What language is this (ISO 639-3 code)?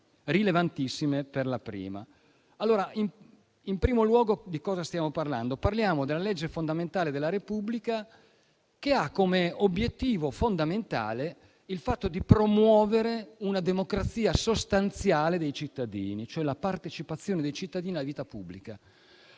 ita